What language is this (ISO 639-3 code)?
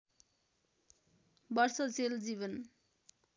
nep